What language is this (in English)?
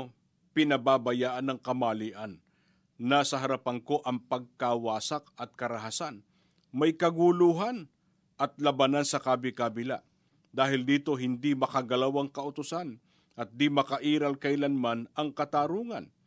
Filipino